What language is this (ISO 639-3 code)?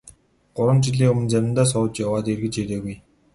mon